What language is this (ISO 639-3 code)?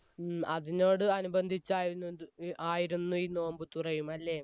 mal